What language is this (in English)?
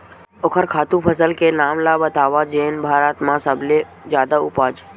Chhattisgarhi